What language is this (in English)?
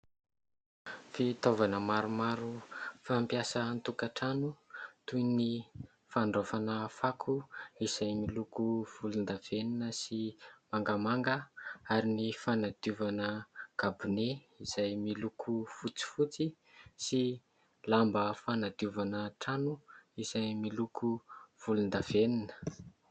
Malagasy